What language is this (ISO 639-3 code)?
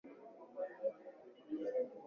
swa